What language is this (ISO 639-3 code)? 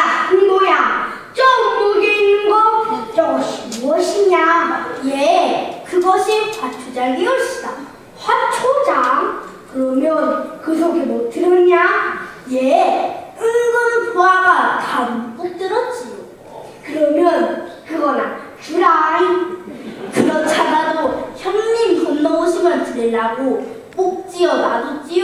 kor